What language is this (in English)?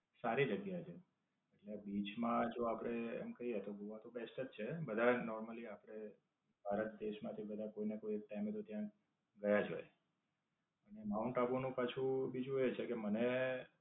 Gujarati